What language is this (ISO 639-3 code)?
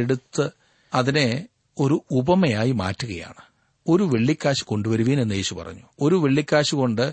mal